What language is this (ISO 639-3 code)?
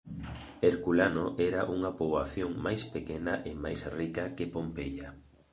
glg